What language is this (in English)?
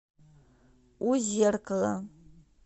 Russian